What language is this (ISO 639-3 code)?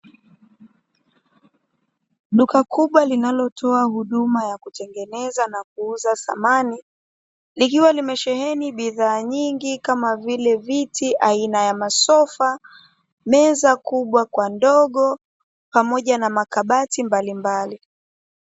swa